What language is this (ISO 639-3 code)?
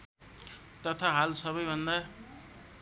nep